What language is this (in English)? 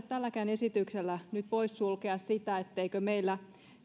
Finnish